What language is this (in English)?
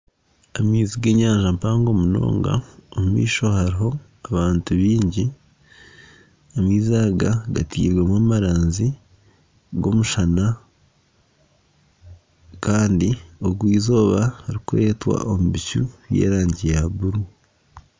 Nyankole